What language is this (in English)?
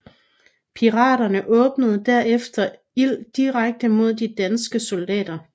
Danish